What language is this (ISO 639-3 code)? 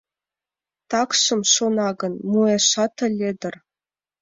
chm